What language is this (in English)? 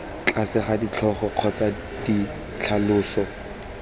Tswana